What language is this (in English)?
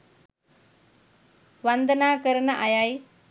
Sinhala